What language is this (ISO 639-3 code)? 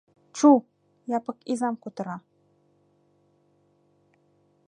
chm